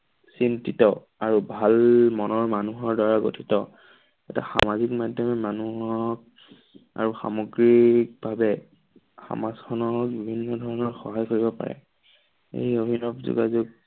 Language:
Assamese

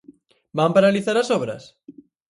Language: Galician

